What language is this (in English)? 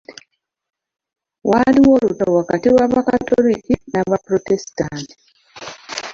Ganda